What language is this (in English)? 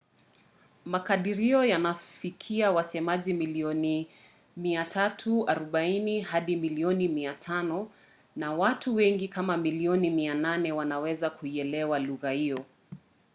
Swahili